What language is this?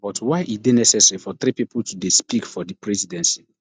Nigerian Pidgin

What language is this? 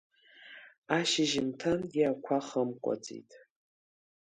Abkhazian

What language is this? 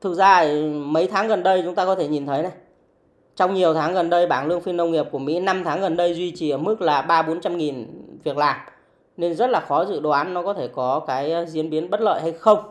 Vietnamese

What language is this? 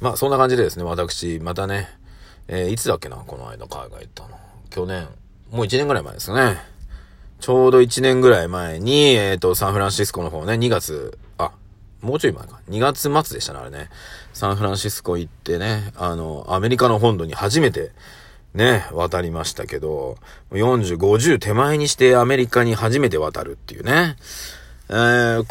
Japanese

